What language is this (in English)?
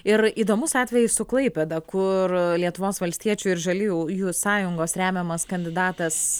Lithuanian